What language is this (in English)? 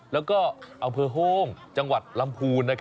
Thai